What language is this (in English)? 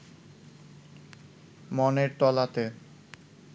Bangla